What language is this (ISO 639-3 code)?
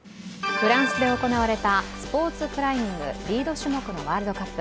jpn